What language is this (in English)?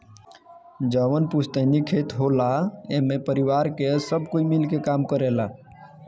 Bhojpuri